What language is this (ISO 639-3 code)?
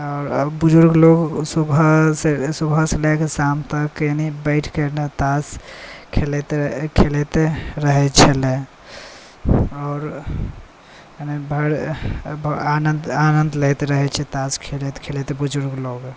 mai